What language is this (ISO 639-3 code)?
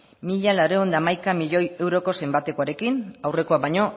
eus